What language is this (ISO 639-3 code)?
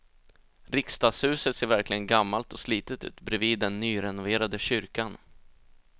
swe